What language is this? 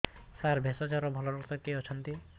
Odia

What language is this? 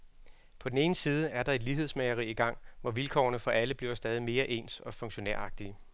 Danish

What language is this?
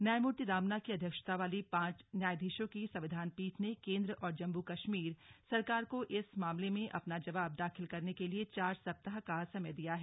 Hindi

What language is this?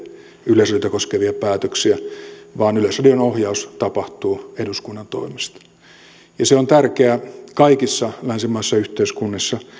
Finnish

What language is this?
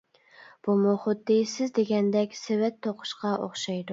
Uyghur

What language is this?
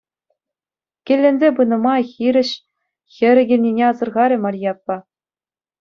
Chuvash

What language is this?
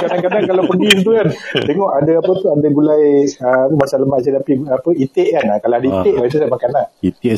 Malay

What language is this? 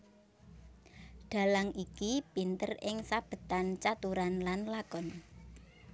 Javanese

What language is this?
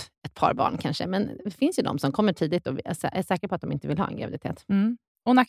Swedish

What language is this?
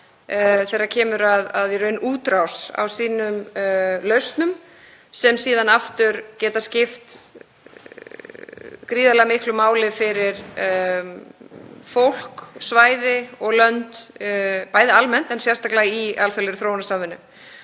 Icelandic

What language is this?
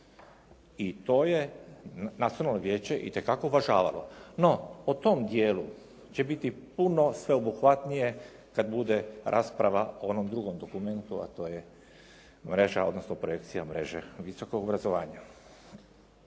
Croatian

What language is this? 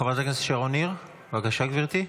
Hebrew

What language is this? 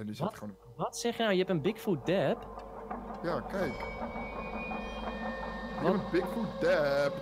Dutch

